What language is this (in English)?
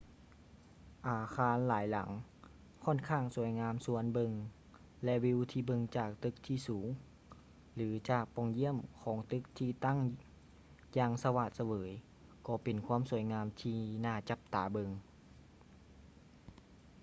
Lao